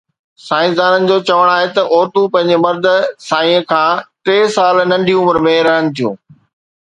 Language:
Sindhi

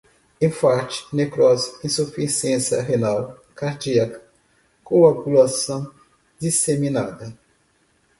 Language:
Portuguese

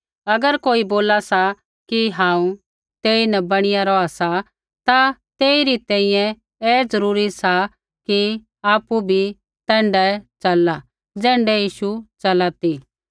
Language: Kullu Pahari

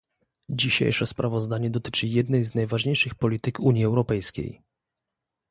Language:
Polish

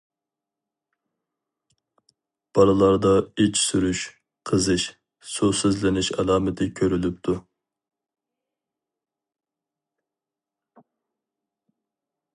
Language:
Uyghur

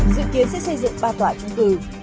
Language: Vietnamese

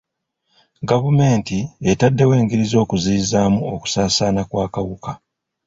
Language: Ganda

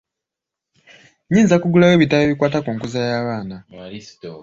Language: Ganda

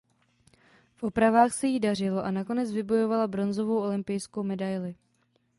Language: Czech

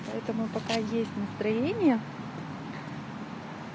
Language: Russian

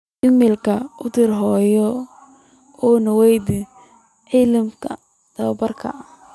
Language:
Somali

